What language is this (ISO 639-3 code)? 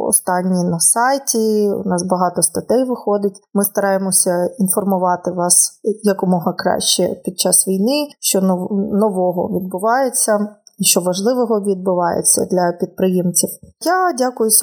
ukr